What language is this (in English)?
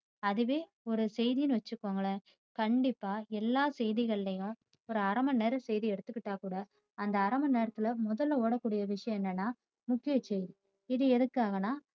Tamil